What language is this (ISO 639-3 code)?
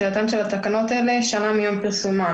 heb